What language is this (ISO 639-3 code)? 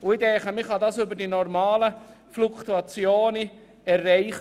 gsw